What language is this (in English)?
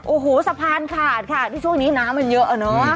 Thai